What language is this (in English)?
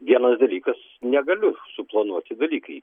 Lithuanian